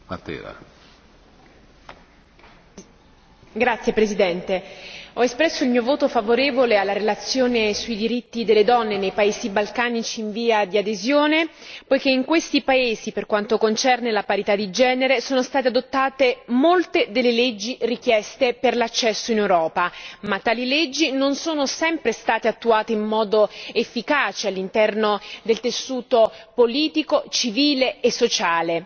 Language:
Italian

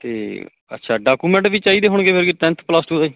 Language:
Punjabi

